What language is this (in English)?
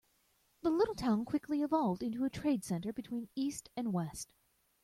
English